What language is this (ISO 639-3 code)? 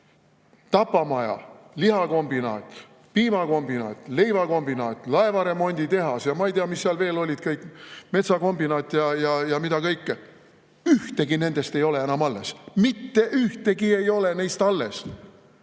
est